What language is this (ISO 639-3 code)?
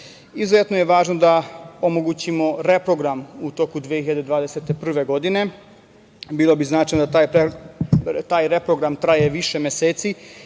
srp